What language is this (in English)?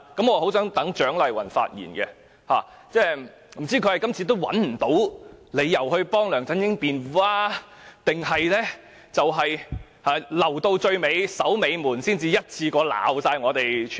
Cantonese